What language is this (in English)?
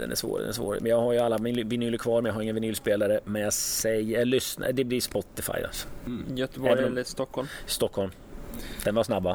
Swedish